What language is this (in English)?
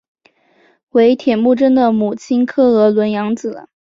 Chinese